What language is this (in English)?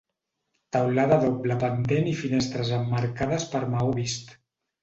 Catalan